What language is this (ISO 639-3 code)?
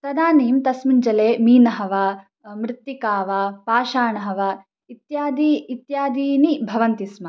san